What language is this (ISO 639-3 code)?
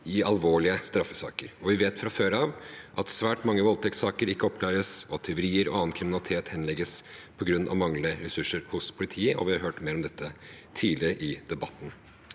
nor